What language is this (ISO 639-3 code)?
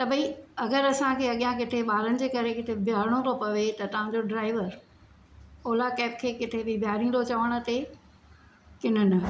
snd